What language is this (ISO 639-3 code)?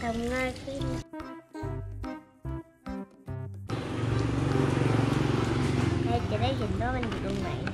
tha